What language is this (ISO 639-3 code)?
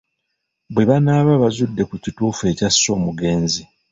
lug